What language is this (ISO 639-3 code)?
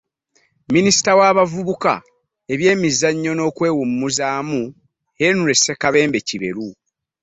lug